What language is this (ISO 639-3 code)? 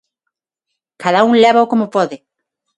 glg